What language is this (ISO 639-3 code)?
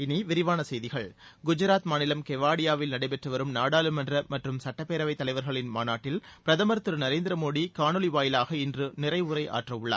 tam